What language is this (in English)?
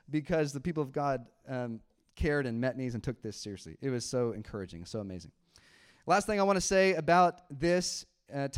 English